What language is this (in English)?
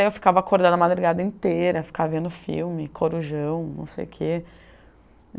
Portuguese